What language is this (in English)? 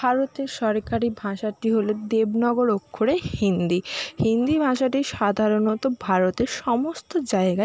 Bangla